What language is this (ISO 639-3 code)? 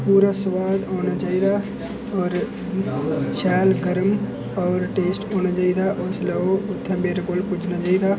doi